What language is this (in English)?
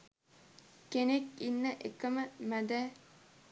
Sinhala